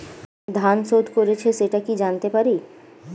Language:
Bangla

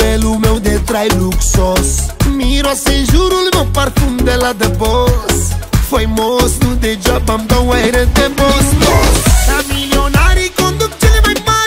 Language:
Romanian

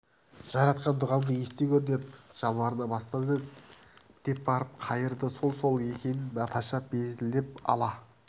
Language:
Kazakh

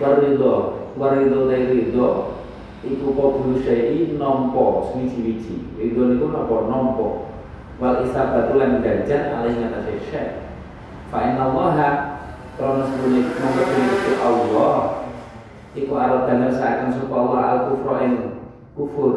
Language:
Indonesian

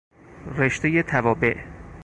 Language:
Persian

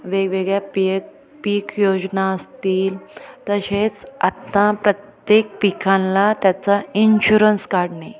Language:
Marathi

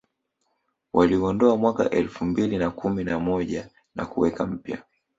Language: Swahili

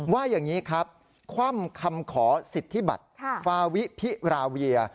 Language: Thai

